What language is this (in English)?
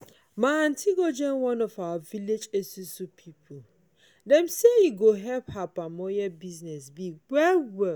Nigerian Pidgin